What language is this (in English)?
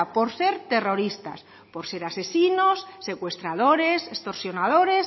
Spanish